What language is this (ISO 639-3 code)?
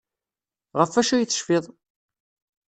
kab